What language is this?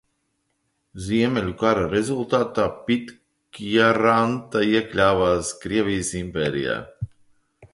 Latvian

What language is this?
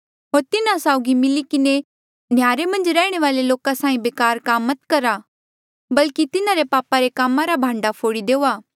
Mandeali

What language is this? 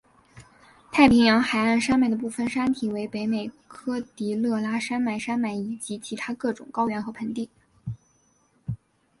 Chinese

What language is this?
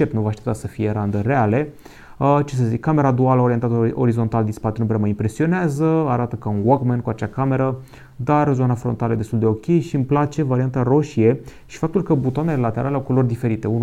Romanian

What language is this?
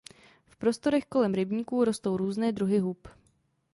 Czech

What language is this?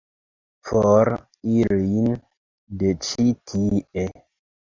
Esperanto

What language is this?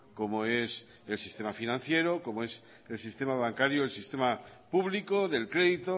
Spanish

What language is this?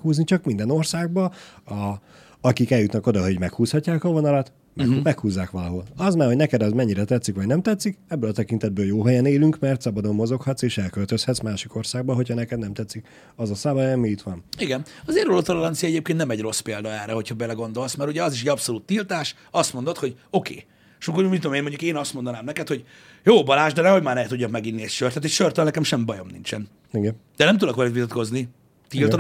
Hungarian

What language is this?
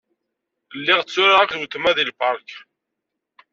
Kabyle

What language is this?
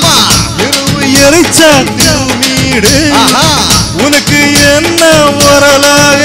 Arabic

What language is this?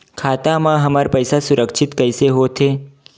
Chhattisgarhi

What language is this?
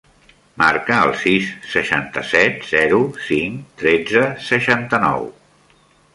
Catalan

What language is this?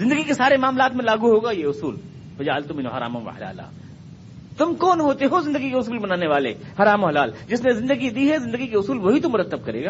Urdu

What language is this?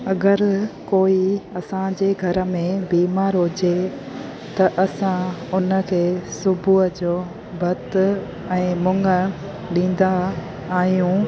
Sindhi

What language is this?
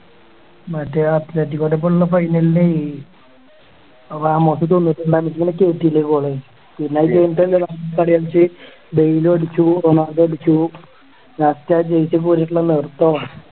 Malayalam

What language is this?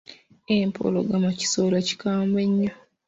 Ganda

